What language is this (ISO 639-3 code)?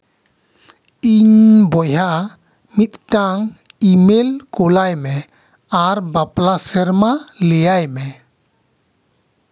sat